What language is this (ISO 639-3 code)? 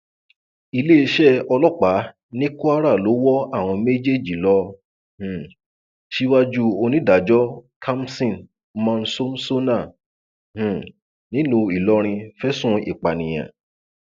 yor